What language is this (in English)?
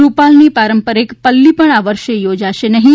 Gujarati